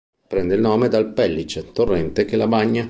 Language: Italian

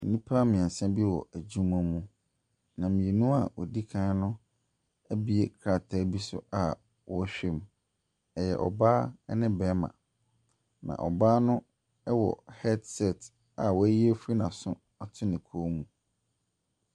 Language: Akan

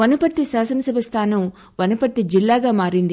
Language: Telugu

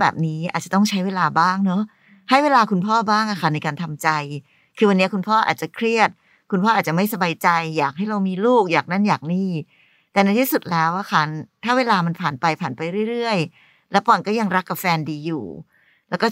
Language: Thai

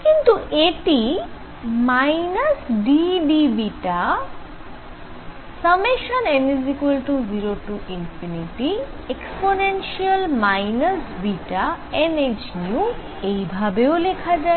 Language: Bangla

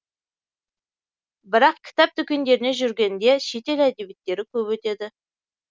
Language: Kazakh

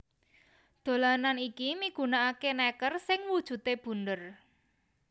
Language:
Javanese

